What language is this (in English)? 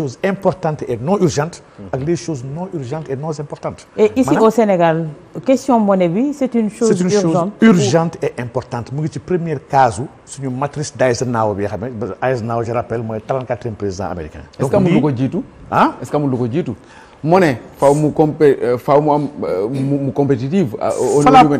French